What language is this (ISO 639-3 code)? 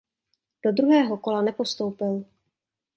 ces